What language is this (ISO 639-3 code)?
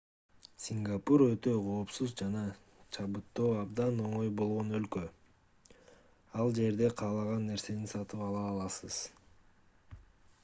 kir